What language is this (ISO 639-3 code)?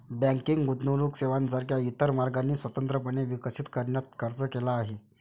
mar